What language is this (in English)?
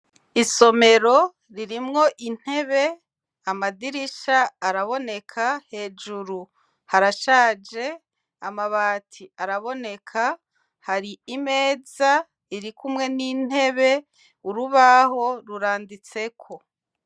Rundi